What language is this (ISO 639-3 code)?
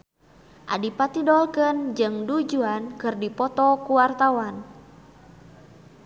sun